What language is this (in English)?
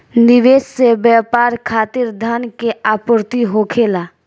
Bhojpuri